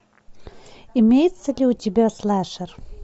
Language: Russian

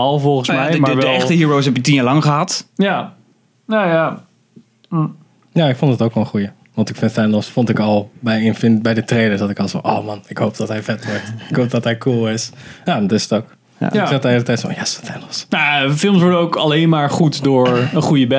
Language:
Dutch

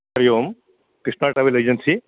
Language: Sanskrit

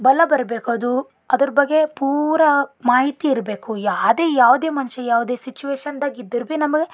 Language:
Kannada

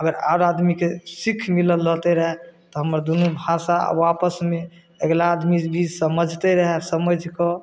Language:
Maithili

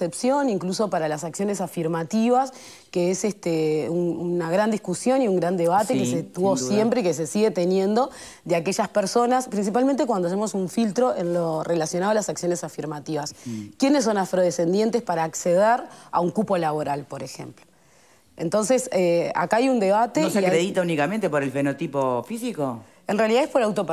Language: Spanish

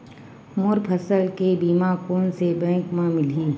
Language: Chhattisgarhi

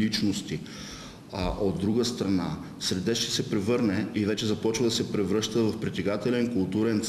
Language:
Bulgarian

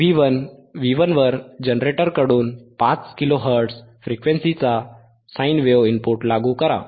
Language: Marathi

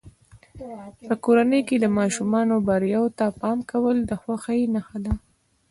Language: Pashto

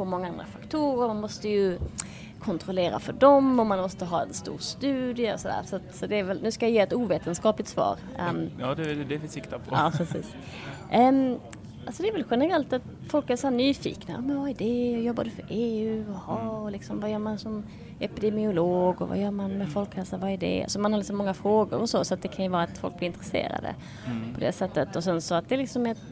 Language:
Swedish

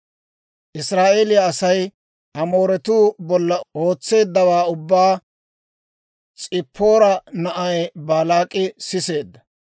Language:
Dawro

